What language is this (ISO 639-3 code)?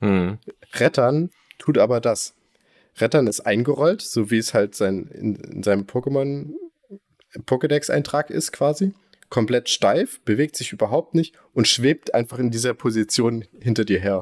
deu